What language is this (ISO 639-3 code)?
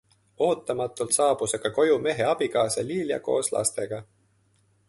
est